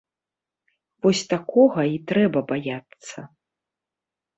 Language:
Belarusian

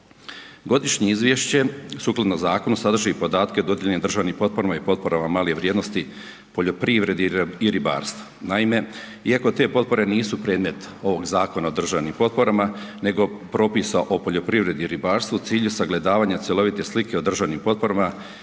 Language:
Croatian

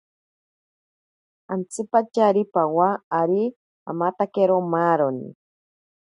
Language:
Ashéninka Perené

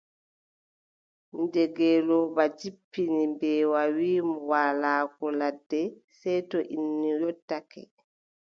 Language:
Adamawa Fulfulde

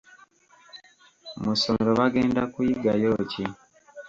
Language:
Ganda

